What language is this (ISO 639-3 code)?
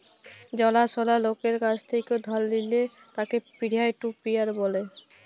ben